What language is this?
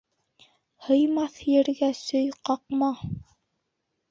Bashkir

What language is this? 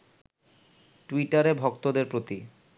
Bangla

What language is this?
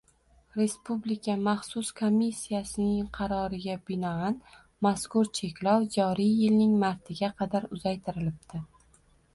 Uzbek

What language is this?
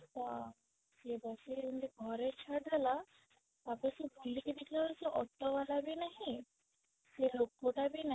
Odia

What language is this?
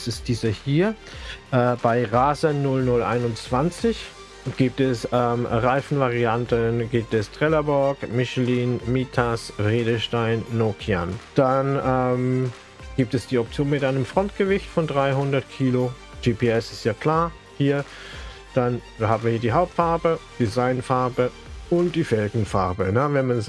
German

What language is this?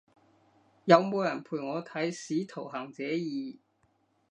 Cantonese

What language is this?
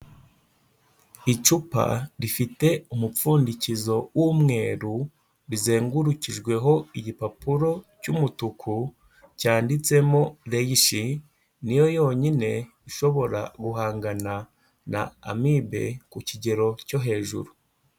Kinyarwanda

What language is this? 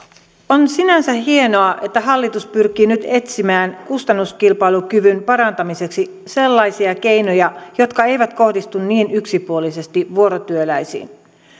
Finnish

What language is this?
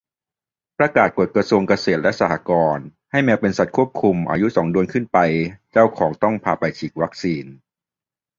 Thai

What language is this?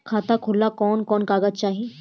Bhojpuri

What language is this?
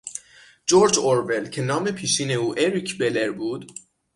Persian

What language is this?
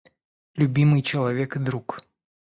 Russian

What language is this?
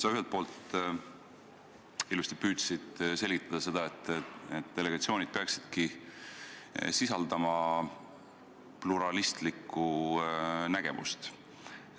Estonian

